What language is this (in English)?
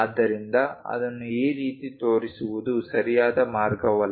Kannada